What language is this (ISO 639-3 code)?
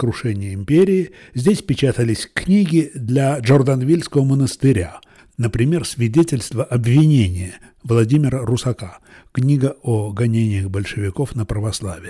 rus